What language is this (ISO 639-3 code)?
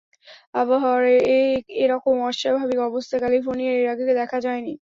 ben